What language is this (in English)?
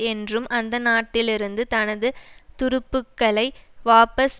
Tamil